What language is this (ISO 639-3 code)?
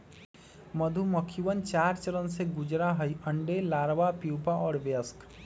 mag